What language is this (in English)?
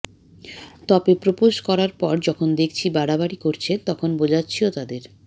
Bangla